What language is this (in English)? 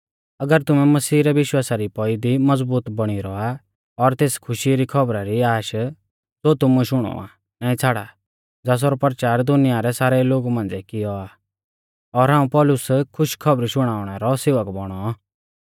Mahasu Pahari